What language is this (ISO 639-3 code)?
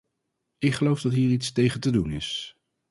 nld